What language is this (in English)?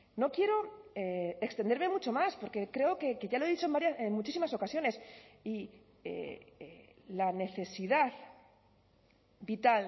Spanish